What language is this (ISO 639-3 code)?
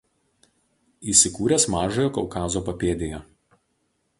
lit